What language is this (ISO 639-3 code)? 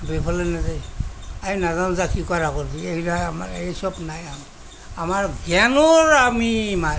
asm